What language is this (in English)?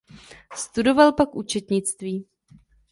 Czech